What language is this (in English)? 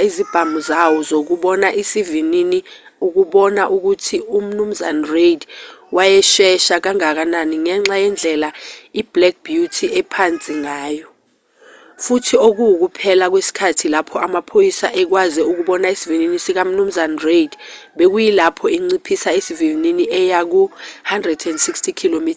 Zulu